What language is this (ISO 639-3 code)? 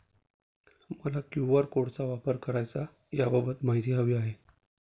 mar